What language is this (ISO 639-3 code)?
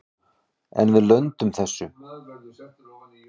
isl